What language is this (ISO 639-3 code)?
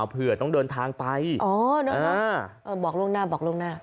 tha